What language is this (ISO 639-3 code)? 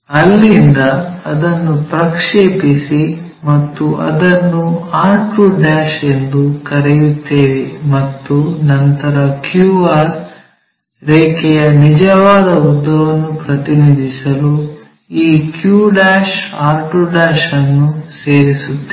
kan